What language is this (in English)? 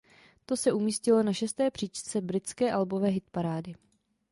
Czech